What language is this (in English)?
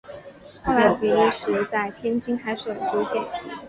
Chinese